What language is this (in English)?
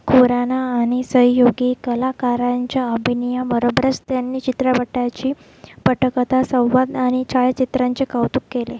Marathi